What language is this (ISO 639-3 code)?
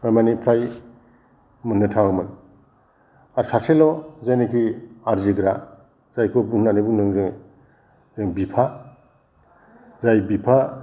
brx